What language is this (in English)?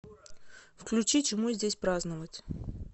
Russian